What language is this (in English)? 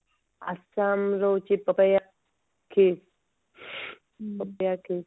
Odia